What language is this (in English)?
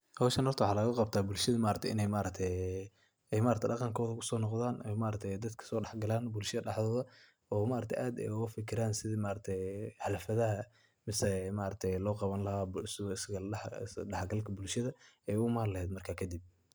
Somali